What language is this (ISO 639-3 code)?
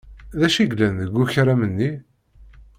kab